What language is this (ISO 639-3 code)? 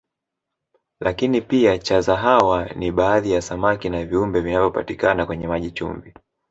swa